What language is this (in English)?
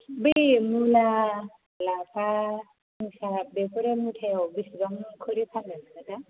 Bodo